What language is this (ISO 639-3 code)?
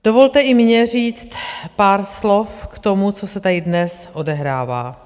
ces